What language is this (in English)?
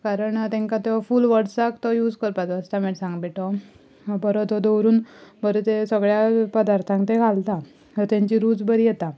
Konkani